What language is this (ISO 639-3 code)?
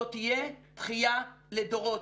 heb